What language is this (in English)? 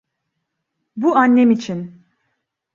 Turkish